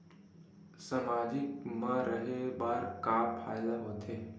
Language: Chhattisgarhi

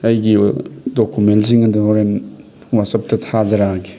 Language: Manipuri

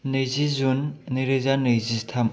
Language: Bodo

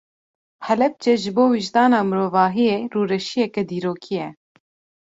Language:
Kurdish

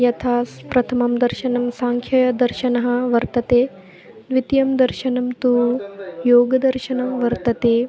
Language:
Sanskrit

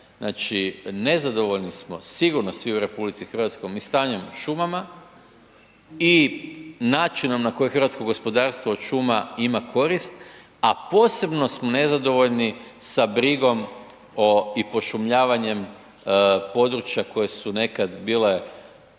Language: Croatian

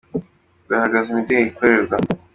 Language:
Kinyarwanda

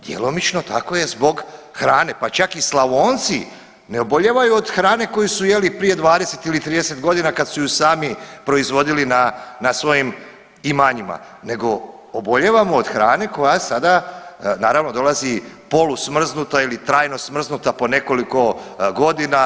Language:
Croatian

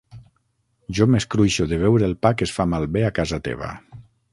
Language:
Catalan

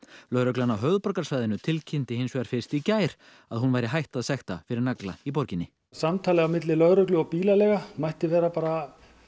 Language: Icelandic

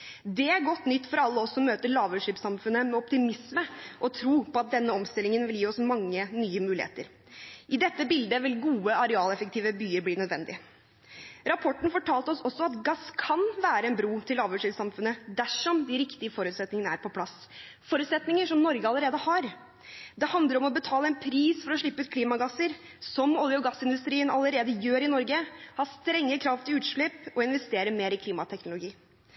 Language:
Norwegian Bokmål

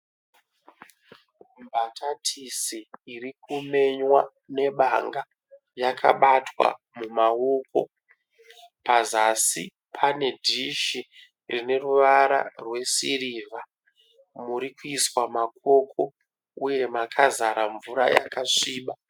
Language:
Shona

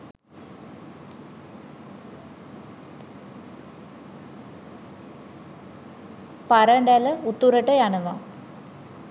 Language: Sinhala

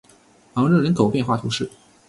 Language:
Chinese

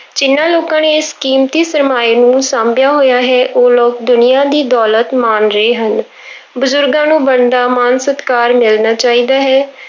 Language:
Punjabi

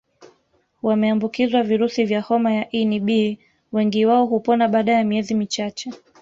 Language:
Swahili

